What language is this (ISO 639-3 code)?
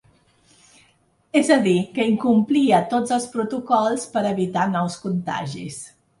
cat